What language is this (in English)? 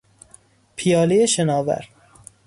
Persian